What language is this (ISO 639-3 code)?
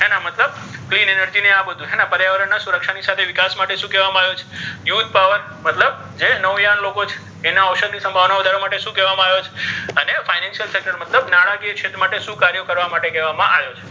guj